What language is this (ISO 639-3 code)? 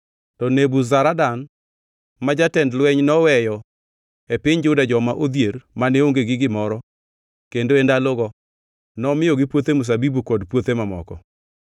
luo